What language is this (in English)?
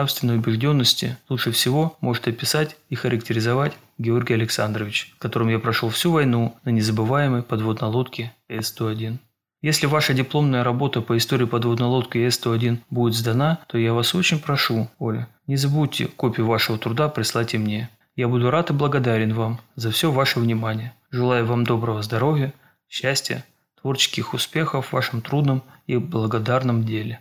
Russian